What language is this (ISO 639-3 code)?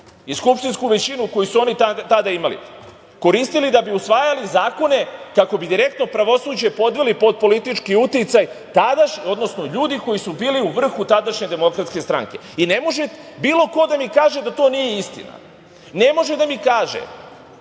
srp